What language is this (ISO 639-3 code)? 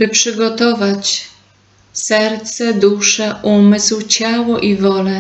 pol